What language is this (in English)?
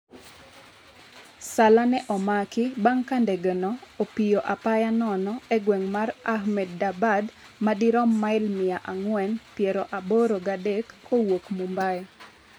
Luo (Kenya and Tanzania)